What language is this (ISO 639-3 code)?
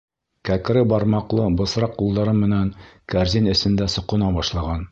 bak